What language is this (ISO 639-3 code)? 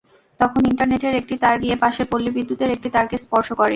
ben